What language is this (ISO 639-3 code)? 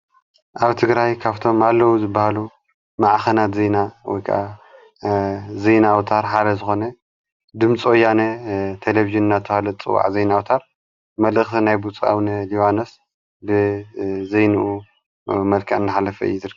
tir